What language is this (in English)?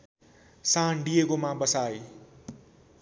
Nepali